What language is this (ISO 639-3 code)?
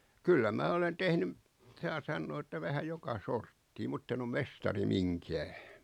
fin